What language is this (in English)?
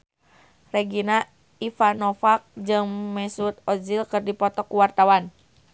Sundanese